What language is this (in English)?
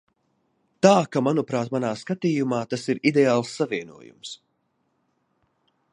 Latvian